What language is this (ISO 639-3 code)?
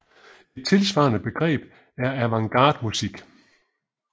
dan